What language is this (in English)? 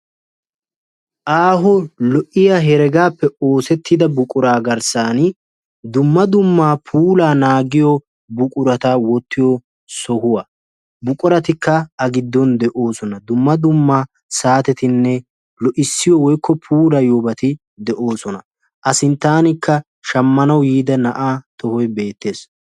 Wolaytta